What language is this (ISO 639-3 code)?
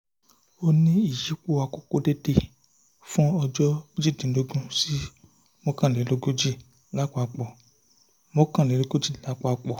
yor